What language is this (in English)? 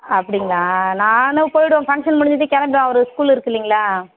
Tamil